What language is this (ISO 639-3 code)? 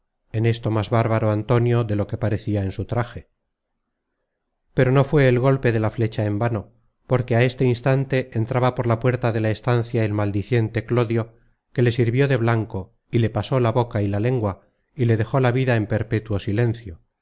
spa